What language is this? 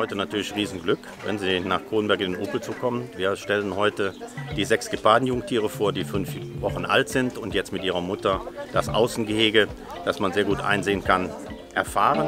German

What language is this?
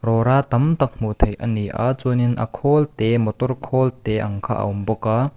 Mizo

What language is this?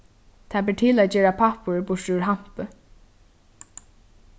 Faroese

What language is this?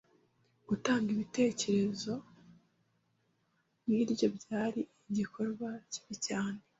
Kinyarwanda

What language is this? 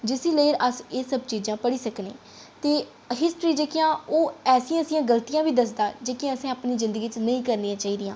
Dogri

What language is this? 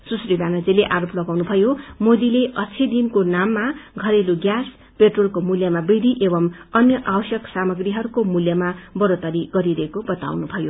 Nepali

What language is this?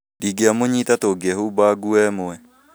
Kikuyu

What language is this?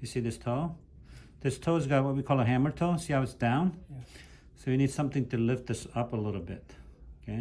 English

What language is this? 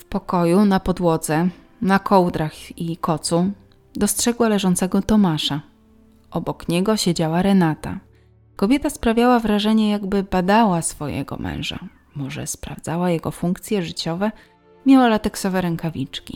Polish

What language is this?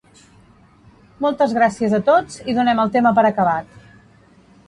Catalan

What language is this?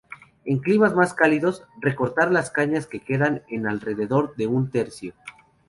Spanish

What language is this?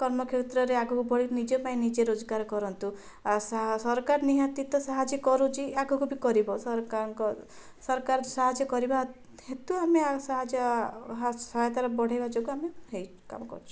Odia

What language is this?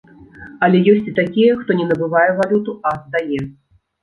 Belarusian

